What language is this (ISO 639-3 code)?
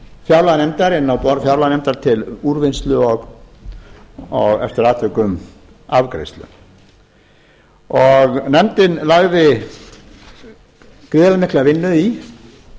isl